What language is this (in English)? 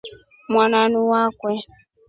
Rombo